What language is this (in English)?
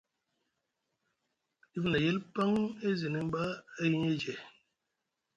Musgu